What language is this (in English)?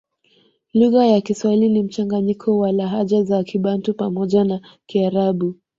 Swahili